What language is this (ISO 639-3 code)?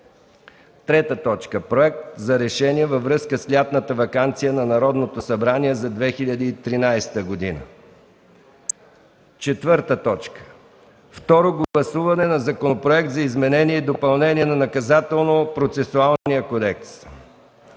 bul